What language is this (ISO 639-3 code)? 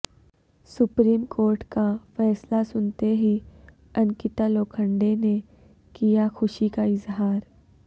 urd